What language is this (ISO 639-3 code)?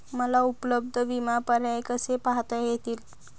mar